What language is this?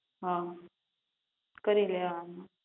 Gujarati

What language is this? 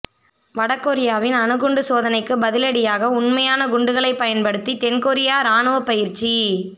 Tamil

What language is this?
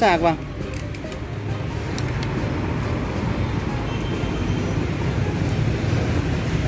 Vietnamese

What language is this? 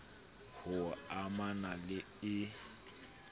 Southern Sotho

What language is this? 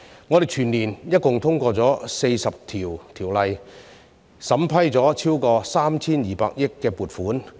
Cantonese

